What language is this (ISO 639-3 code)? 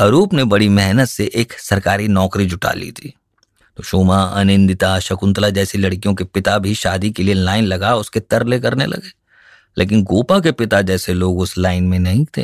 hin